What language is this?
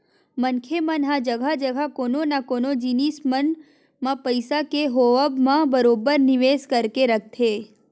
Chhattisgarhi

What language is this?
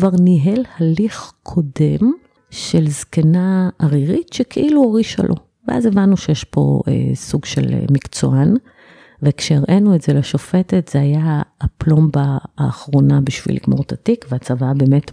Hebrew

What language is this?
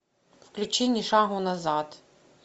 Russian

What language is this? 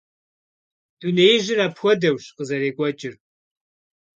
Kabardian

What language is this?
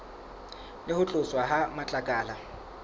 Southern Sotho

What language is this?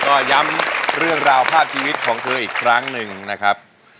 Thai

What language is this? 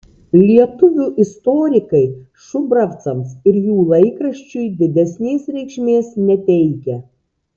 Lithuanian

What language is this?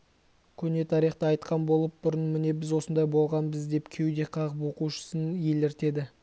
Kazakh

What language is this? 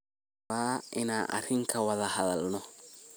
Somali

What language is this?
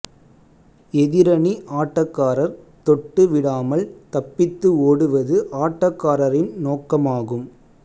Tamil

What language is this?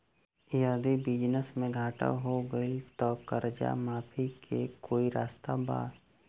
Bhojpuri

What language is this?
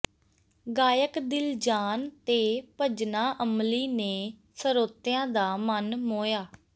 Punjabi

